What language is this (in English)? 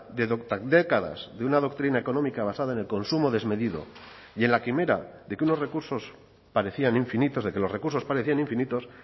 Spanish